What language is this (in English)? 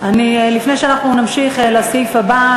Hebrew